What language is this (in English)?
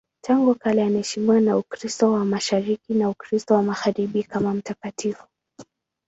Swahili